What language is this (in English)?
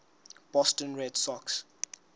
Southern Sotho